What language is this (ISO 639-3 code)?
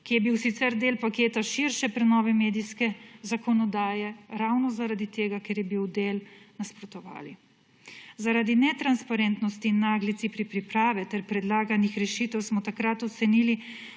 slv